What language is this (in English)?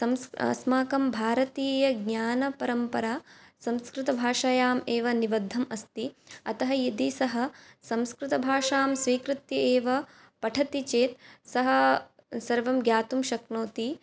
Sanskrit